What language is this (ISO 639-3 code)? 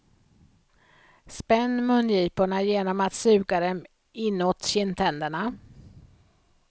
swe